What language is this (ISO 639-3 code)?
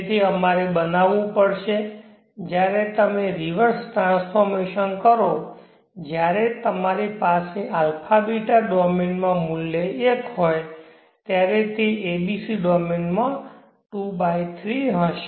guj